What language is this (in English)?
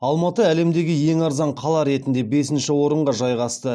Kazakh